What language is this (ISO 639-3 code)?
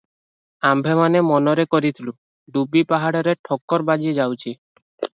ori